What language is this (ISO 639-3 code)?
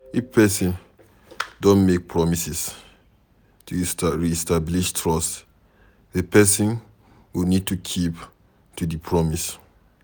pcm